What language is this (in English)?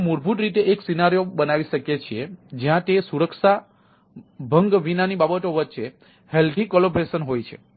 Gujarati